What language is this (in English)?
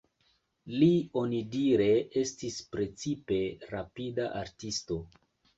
Esperanto